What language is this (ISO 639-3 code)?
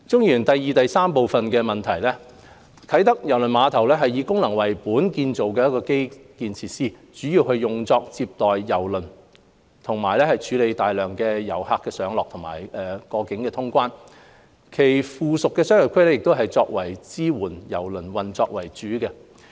yue